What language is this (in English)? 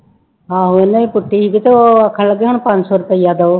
Punjabi